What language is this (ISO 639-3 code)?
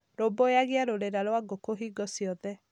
kik